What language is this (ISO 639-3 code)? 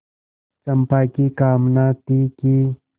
hin